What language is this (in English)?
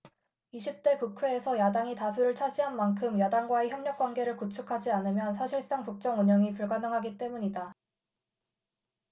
Korean